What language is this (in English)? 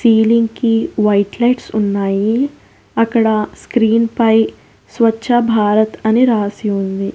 Telugu